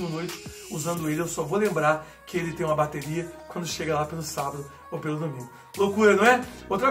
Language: Portuguese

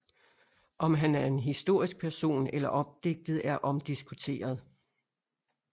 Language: Danish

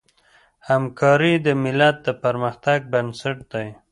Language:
Pashto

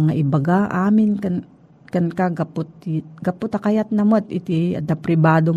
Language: Filipino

